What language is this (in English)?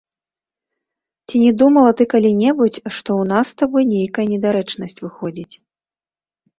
Belarusian